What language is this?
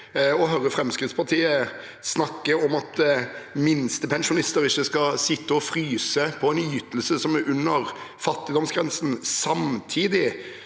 Norwegian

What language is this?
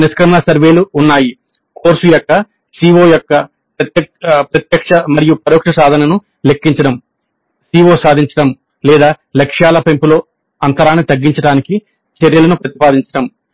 Telugu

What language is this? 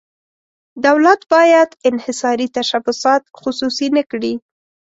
Pashto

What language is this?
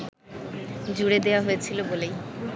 Bangla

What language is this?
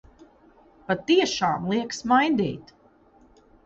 Latvian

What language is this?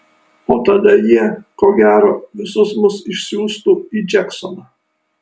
Lithuanian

